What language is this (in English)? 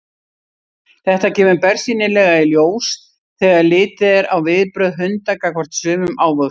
Icelandic